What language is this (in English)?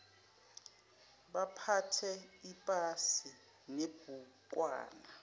Zulu